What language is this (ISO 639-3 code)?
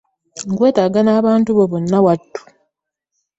lug